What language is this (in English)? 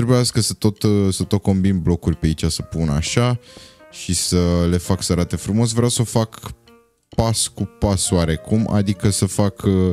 Romanian